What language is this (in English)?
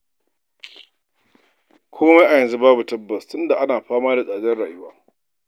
Hausa